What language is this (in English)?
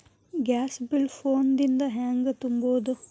Kannada